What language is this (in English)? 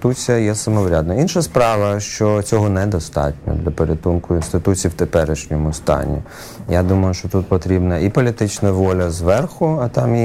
Ukrainian